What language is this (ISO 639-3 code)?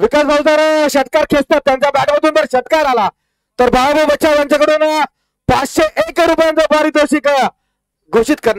hin